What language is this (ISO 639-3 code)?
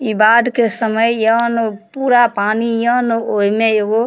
mai